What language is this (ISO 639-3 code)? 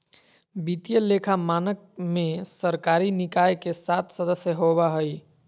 mag